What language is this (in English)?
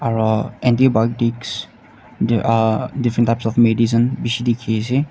Naga Pidgin